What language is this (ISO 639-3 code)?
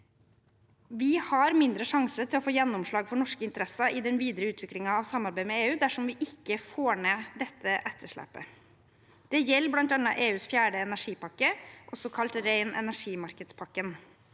nor